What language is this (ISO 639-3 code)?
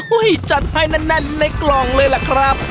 tha